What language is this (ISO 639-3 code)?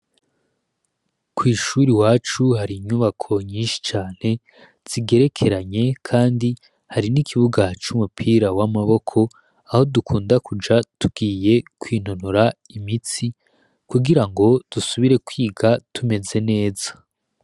run